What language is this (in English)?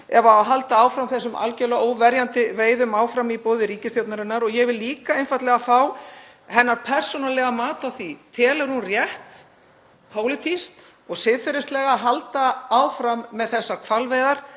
Icelandic